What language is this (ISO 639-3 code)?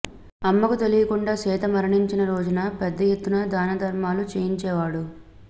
tel